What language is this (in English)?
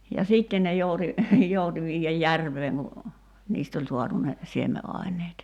Finnish